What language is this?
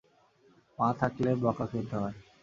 Bangla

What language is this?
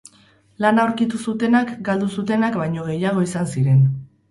Basque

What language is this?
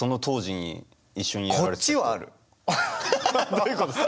Japanese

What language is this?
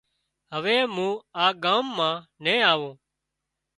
Wadiyara Koli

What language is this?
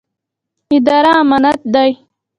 Pashto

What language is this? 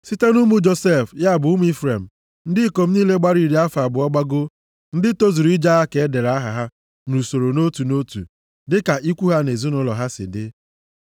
Igbo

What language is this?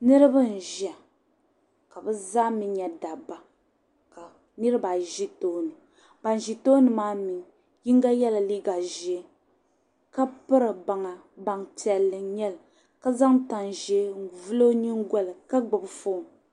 Dagbani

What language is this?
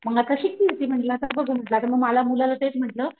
Marathi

